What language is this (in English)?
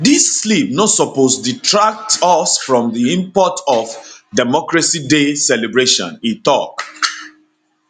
Nigerian Pidgin